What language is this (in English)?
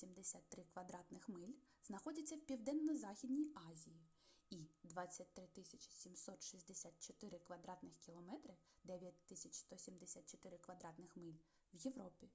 Ukrainian